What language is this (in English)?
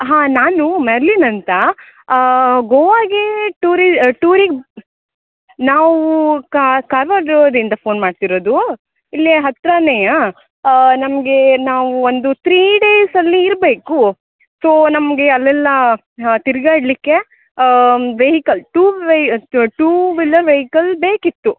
Kannada